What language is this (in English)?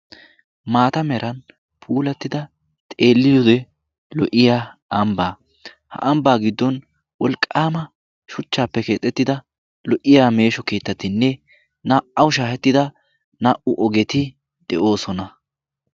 Wolaytta